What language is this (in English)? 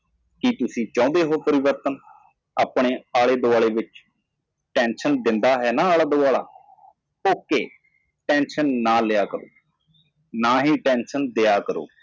Punjabi